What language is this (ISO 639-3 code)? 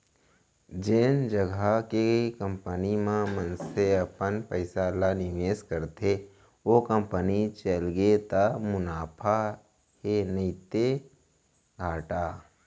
hne